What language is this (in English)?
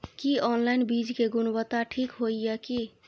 Maithili